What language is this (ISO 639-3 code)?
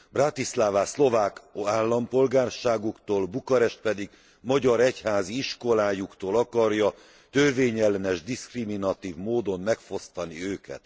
hun